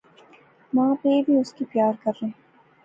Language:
Pahari-Potwari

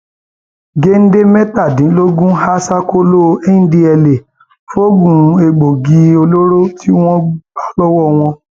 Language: Yoruba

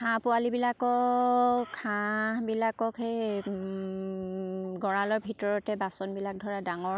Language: Assamese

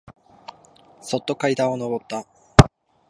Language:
Japanese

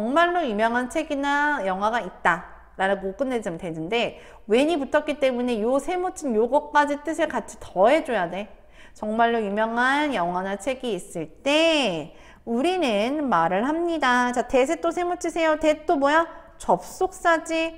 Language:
Korean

